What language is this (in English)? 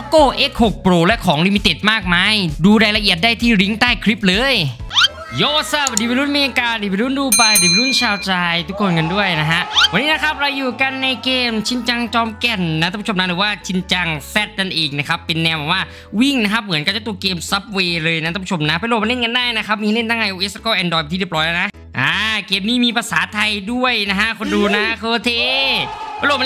Thai